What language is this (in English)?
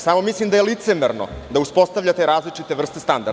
Serbian